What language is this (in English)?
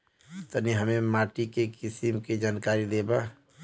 Bhojpuri